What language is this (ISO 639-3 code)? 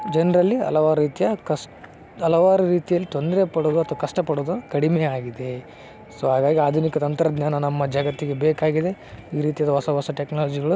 kan